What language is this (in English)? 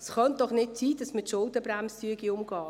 Swiss German